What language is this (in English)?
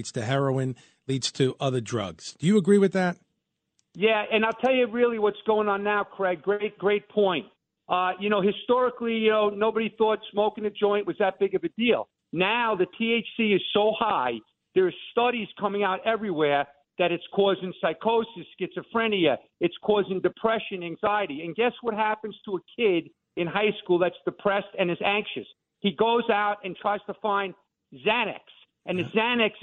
English